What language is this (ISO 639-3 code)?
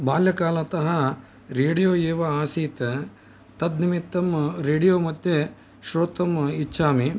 san